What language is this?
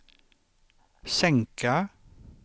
Swedish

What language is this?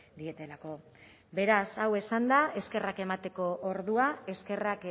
Basque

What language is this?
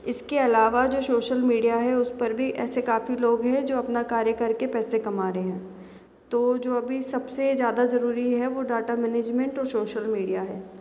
Hindi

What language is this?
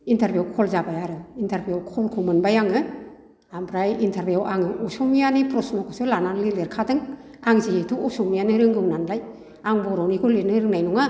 Bodo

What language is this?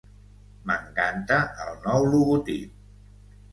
Catalan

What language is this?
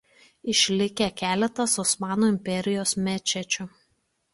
Lithuanian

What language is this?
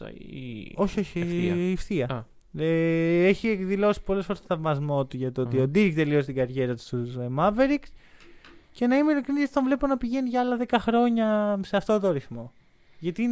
Greek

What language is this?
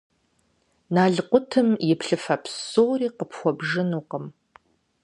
Kabardian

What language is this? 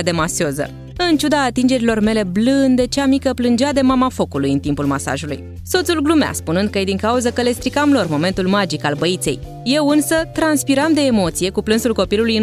Romanian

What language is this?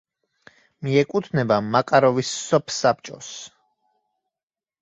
Georgian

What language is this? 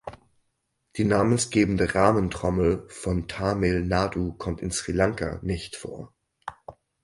German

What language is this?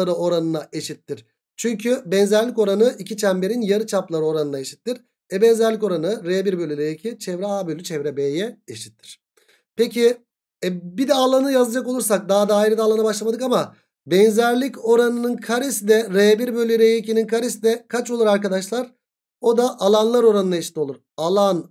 Turkish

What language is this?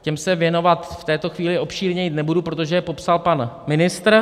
Czech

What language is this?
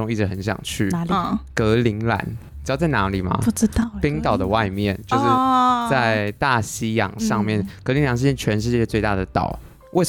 Chinese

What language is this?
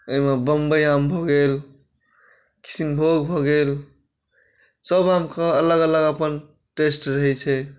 Maithili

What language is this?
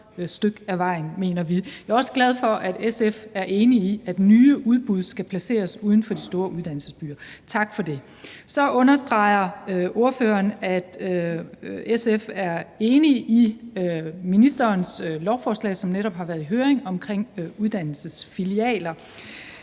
Danish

